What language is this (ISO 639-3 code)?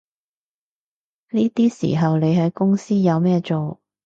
yue